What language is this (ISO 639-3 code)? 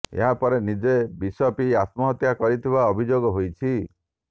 ori